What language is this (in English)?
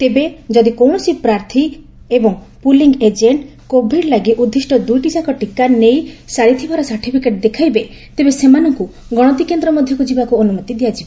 Odia